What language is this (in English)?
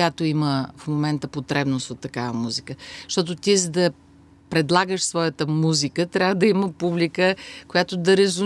Bulgarian